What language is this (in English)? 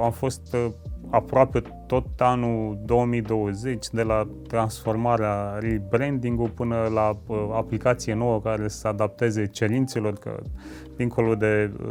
Romanian